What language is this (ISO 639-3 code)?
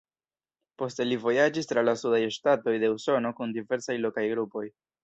epo